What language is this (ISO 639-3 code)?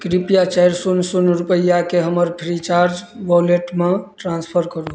mai